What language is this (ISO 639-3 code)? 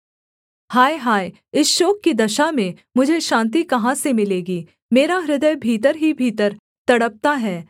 hin